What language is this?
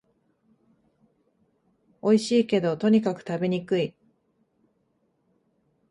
Japanese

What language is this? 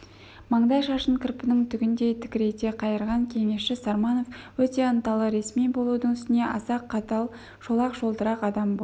Kazakh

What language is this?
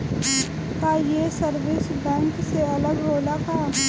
Bhojpuri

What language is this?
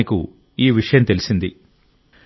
Telugu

